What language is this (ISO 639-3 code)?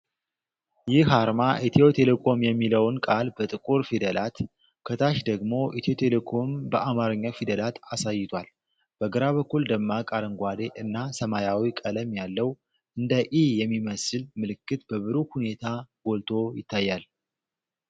amh